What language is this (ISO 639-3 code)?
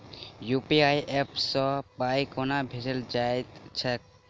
mai